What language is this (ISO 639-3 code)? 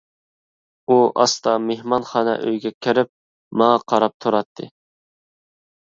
uig